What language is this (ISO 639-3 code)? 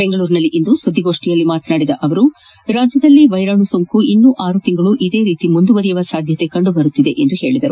kan